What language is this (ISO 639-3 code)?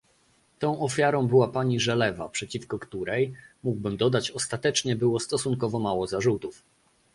pol